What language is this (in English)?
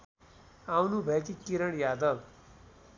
Nepali